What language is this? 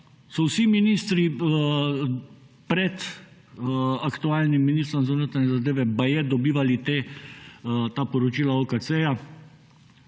Slovenian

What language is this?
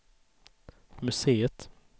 Swedish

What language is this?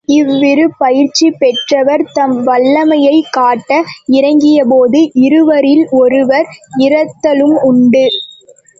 Tamil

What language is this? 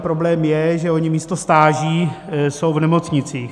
Czech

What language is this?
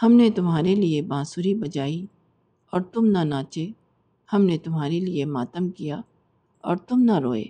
Urdu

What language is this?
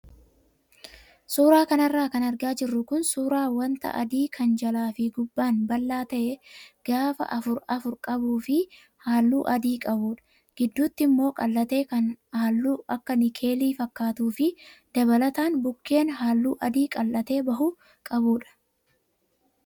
Oromo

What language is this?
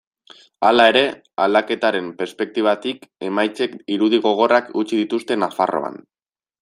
Basque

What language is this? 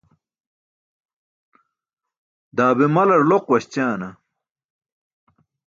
Burushaski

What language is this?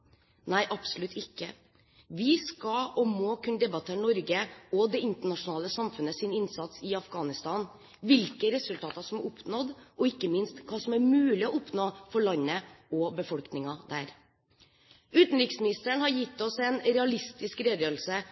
Norwegian Bokmål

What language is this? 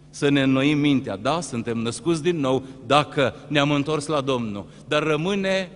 Romanian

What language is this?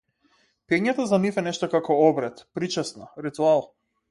Macedonian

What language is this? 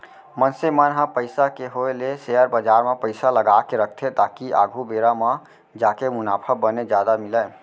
Chhattisgarhi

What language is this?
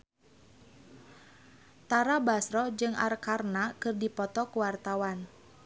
Sundanese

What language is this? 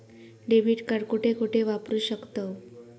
Marathi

